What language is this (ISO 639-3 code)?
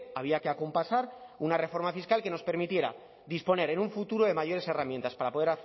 spa